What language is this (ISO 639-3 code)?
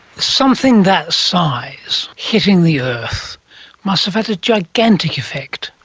eng